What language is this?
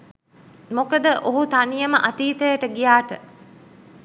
Sinhala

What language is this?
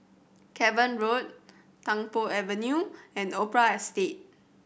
English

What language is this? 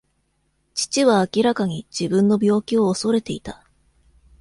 Japanese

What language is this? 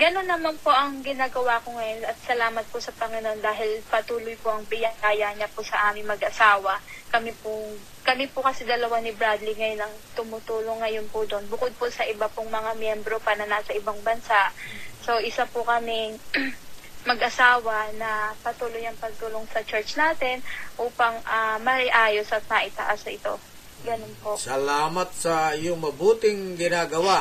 Filipino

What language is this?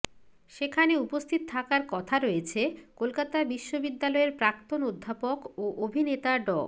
Bangla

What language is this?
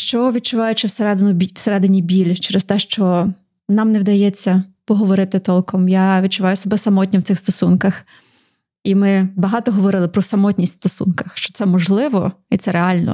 Ukrainian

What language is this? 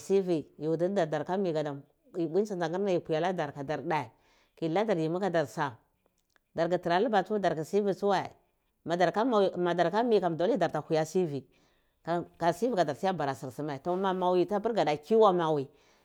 Cibak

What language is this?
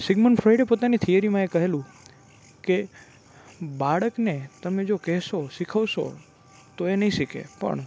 Gujarati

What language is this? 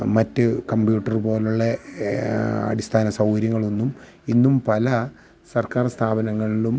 Malayalam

